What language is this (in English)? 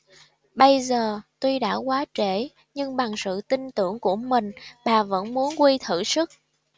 Vietnamese